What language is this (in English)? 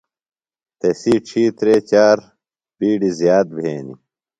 Phalura